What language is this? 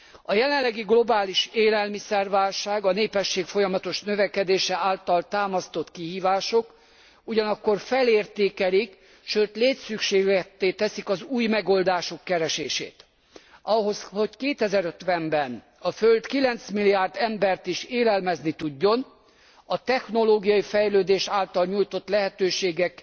Hungarian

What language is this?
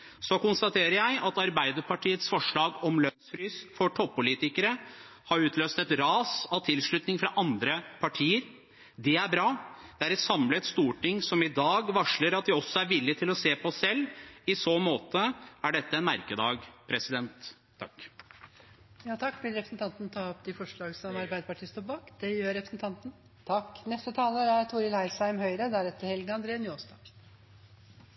Norwegian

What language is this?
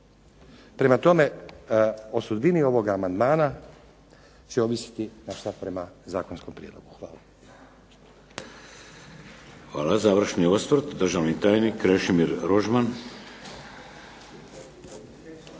Croatian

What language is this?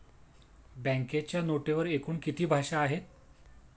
Marathi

